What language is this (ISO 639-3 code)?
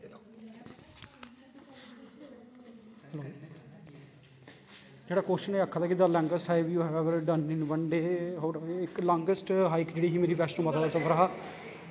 doi